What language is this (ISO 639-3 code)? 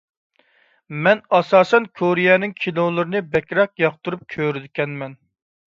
uig